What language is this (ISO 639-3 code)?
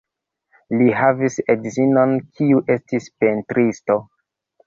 epo